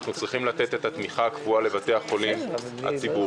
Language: Hebrew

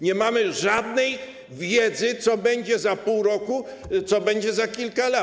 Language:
Polish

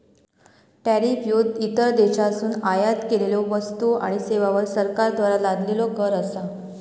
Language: Marathi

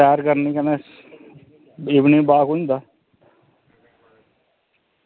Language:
Dogri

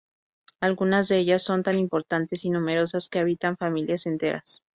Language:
Spanish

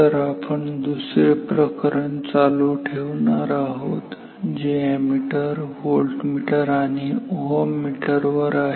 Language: Marathi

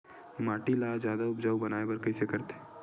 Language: Chhattisgarhi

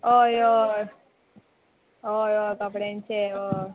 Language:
Konkani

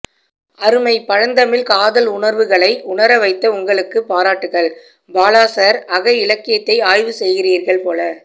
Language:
Tamil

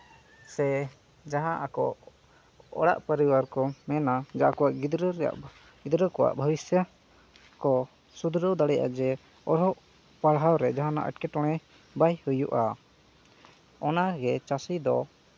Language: Santali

